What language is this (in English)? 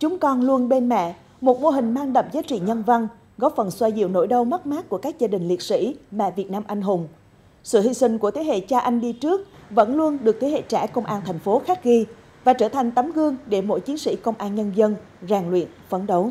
Vietnamese